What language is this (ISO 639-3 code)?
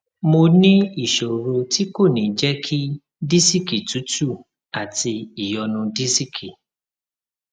yor